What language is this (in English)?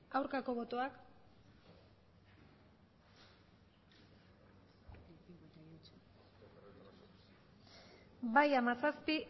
Basque